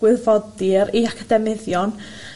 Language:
Welsh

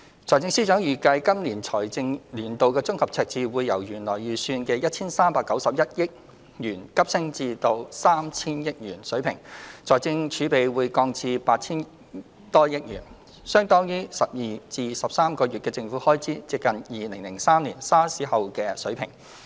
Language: Cantonese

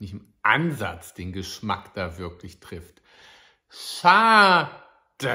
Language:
German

